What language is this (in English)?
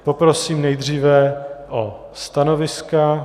Czech